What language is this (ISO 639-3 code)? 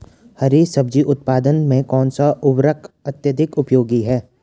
hin